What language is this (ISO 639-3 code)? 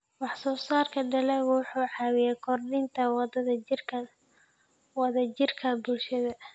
som